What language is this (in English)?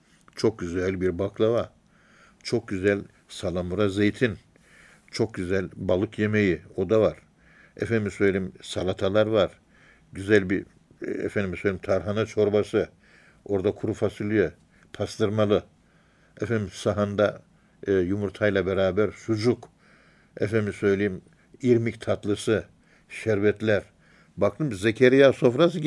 Turkish